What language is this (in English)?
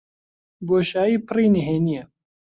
Central Kurdish